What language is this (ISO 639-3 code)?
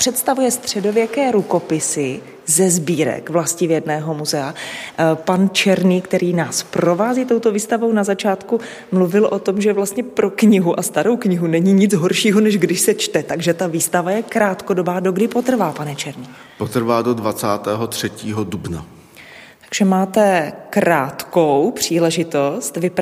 ces